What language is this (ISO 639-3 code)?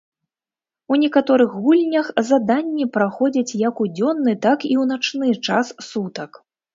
bel